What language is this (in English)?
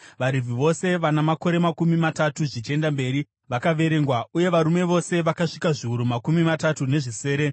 Shona